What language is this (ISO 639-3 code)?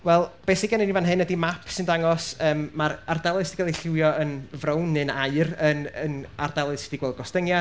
cym